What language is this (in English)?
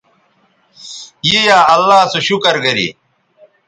Bateri